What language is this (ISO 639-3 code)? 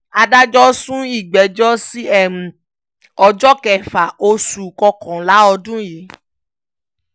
yor